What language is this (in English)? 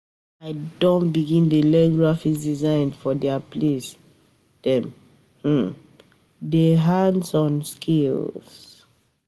Nigerian Pidgin